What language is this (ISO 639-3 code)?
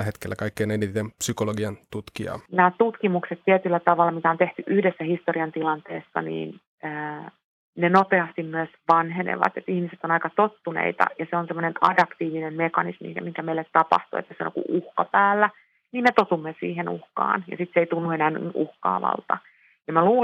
fin